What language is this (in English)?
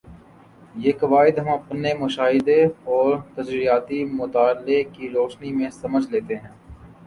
Urdu